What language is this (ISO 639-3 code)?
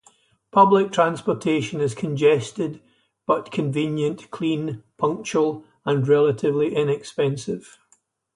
eng